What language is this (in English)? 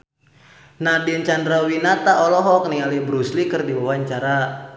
Sundanese